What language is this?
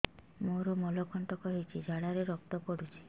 Odia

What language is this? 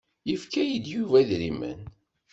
Kabyle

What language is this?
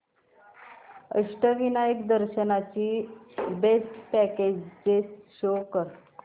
Marathi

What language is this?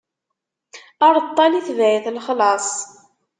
Kabyle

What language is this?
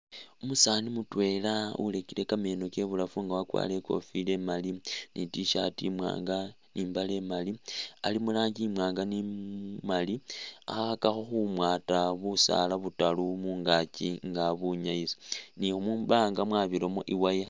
Masaaba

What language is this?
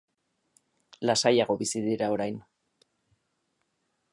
Basque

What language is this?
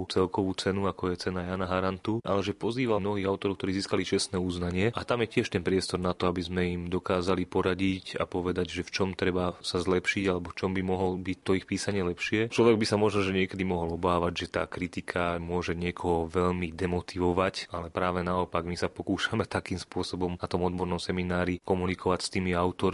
Slovak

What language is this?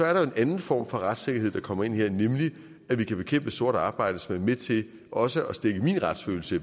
Danish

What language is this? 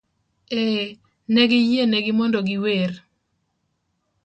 Luo (Kenya and Tanzania)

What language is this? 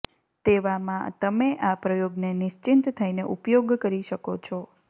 Gujarati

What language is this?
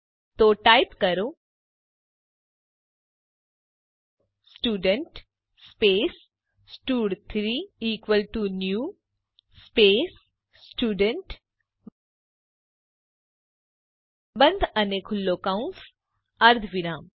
Gujarati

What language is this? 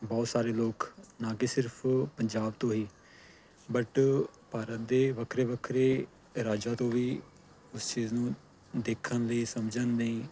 Punjabi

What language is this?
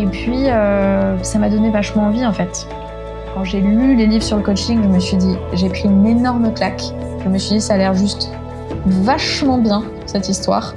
French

